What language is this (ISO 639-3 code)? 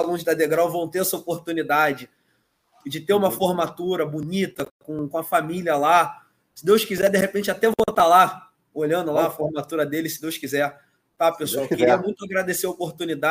por